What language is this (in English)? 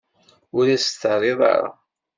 Kabyle